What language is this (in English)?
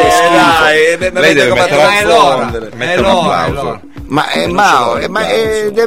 Italian